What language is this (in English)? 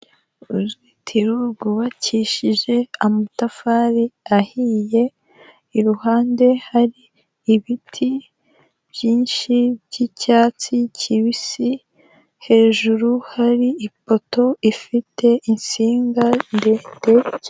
Kinyarwanda